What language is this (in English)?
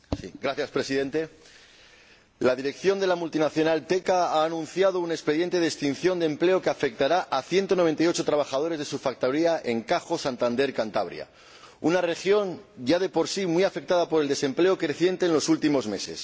Spanish